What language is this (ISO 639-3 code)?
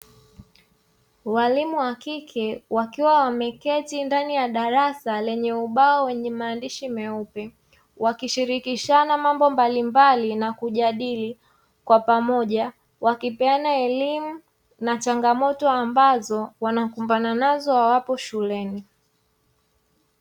swa